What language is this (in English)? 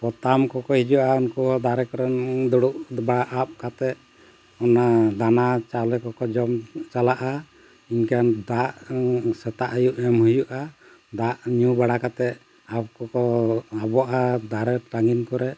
Santali